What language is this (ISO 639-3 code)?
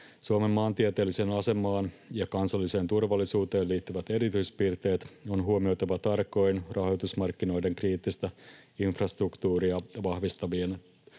fin